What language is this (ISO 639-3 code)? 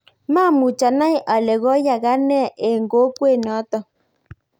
kln